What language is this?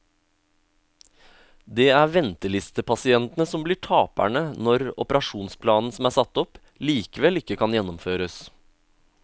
Norwegian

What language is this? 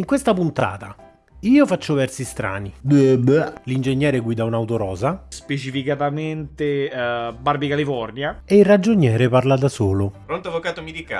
Italian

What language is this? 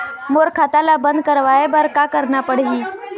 Chhattisgarhi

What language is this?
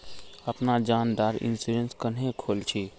Magahi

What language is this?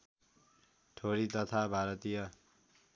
Nepali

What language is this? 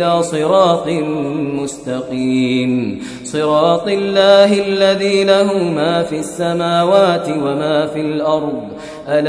Arabic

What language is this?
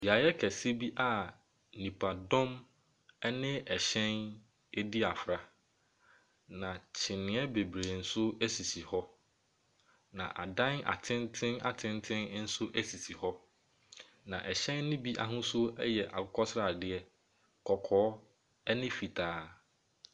Akan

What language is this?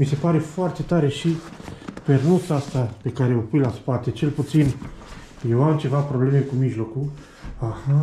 Romanian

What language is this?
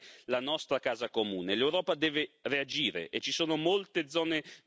Italian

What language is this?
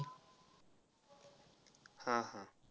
Marathi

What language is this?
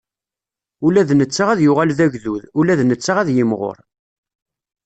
Kabyle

